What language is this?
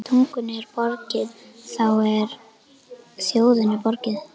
Icelandic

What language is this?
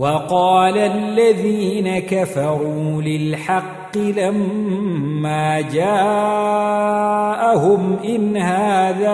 Arabic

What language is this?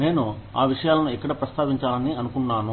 Telugu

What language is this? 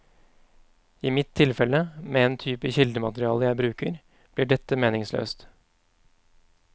Norwegian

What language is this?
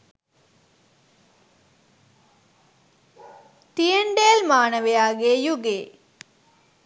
Sinhala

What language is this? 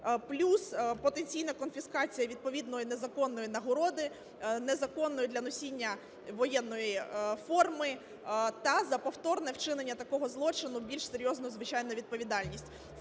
Ukrainian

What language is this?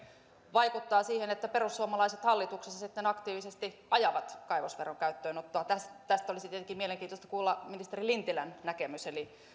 Finnish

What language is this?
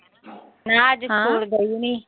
Punjabi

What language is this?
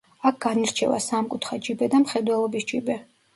Georgian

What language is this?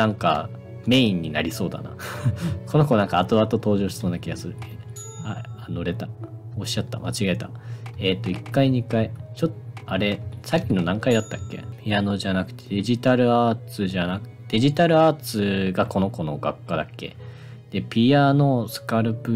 Japanese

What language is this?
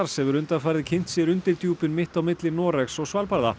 Icelandic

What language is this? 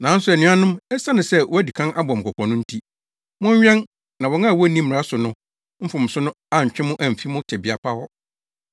Akan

